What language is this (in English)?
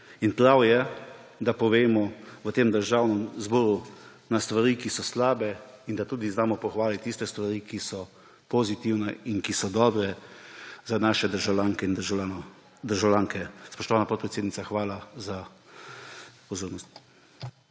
Slovenian